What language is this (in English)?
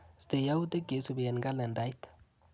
Kalenjin